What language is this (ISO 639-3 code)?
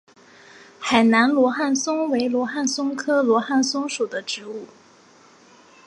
zho